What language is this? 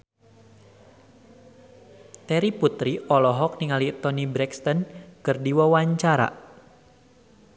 Sundanese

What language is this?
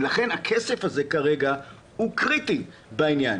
Hebrew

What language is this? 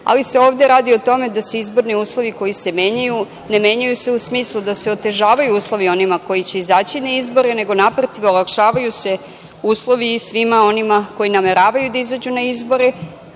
Serbian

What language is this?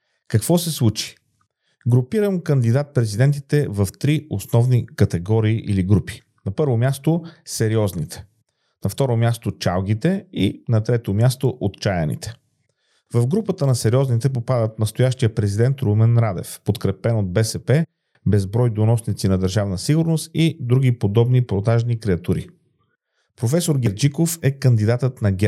Bulgarian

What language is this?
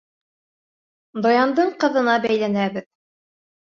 Bashkir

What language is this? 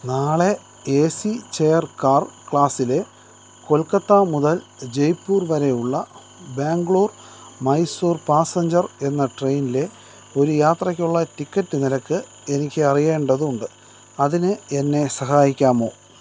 Malayalam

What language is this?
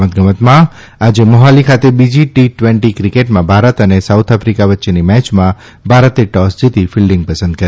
Gujarati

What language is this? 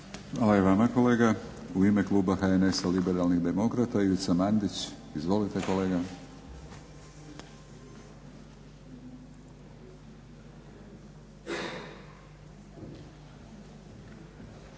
Croatian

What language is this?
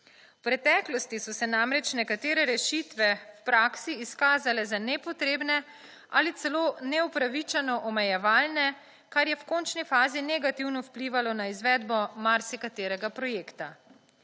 Slovenian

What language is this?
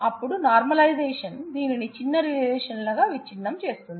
Telugu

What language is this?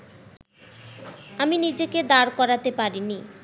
Bangla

